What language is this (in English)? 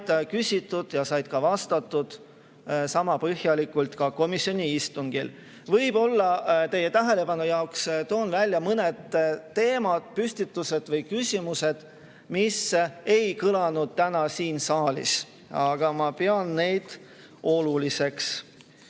Estonian